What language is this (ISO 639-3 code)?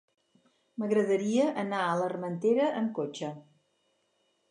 cat